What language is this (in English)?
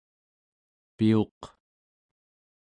Central Yupik